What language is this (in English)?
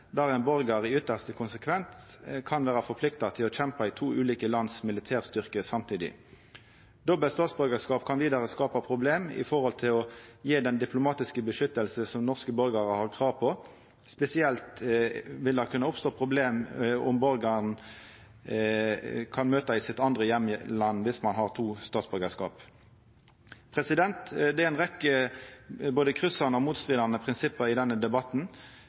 Norwegian Nynorsk